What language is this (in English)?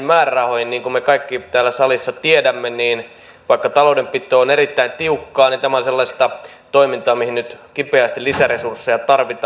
Finnish